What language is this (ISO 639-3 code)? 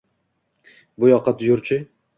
uzb